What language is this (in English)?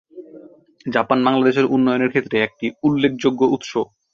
Bangla